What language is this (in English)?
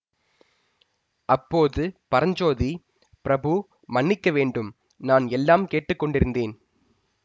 Tamil